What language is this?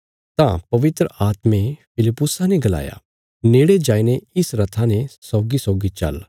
Bilaspuri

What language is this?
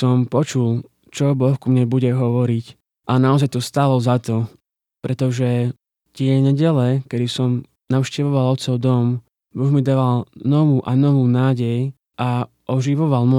Slovak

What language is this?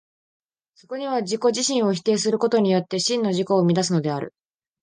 Japanese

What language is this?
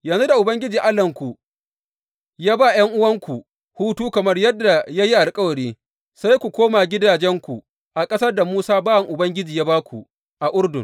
Hausa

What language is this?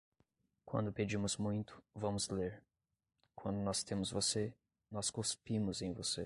Portuguese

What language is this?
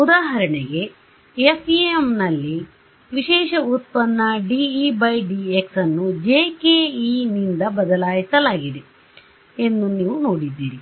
Kannada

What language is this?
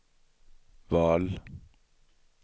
Swedish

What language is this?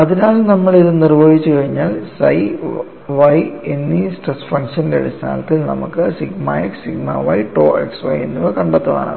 Malayalam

